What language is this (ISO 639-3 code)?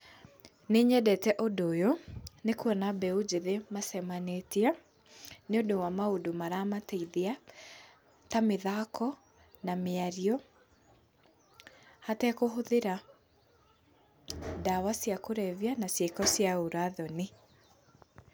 kik